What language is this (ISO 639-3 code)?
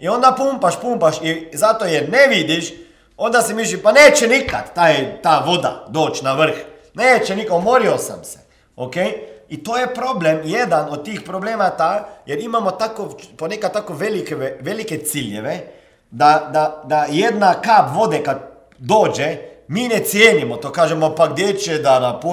hrv